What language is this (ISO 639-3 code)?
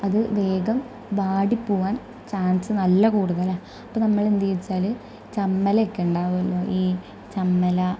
mal